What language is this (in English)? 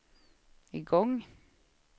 Swedish